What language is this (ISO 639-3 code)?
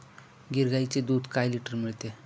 mar